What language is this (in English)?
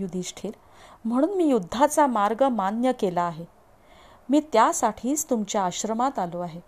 Marathi